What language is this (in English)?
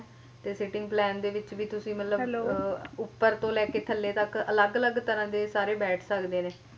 Punjabi